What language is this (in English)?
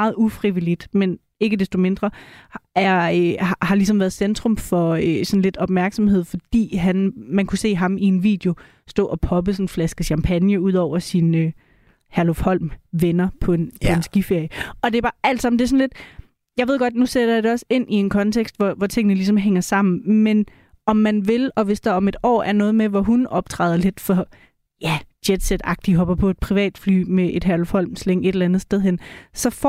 Danish